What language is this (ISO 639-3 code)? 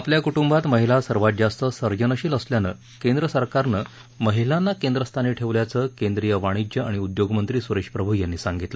mar